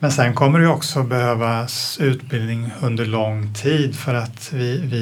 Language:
Swedish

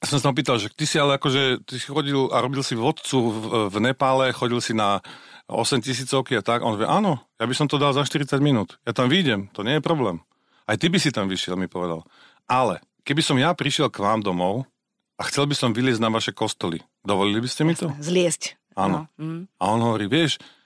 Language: Slovak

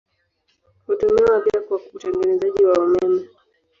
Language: Swahili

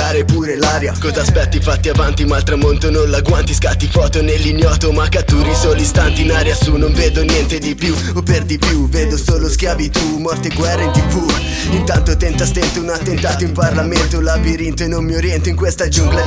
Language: Italian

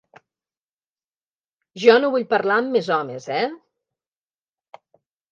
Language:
Catalan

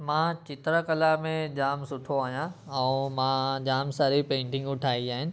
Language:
Sindhi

